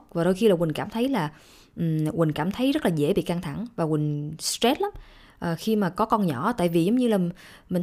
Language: Vietnamese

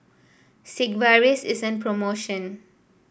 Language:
English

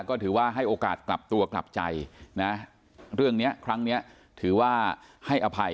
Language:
Thai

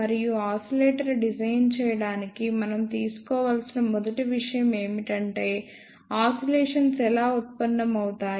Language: Telugu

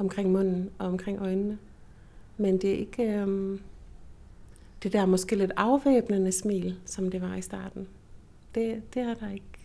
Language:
Danish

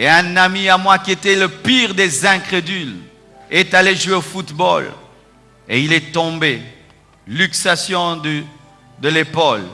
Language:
French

